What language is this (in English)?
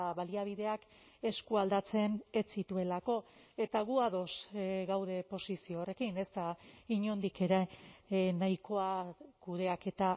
Basque